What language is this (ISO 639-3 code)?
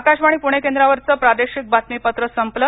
mar